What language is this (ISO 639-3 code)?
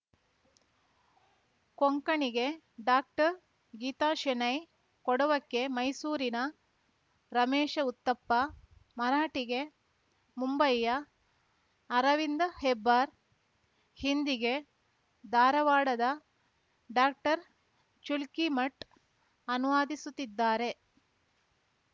kan